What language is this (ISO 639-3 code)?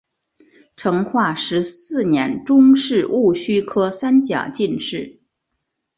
zho